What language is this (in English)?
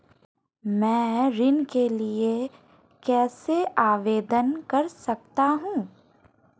Hindi